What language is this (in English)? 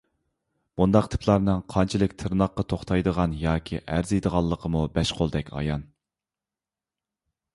Uyghur